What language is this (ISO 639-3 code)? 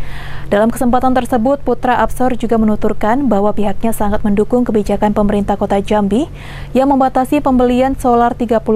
ind